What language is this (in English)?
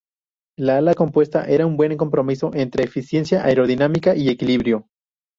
Spanish